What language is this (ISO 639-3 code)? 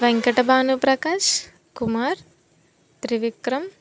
tel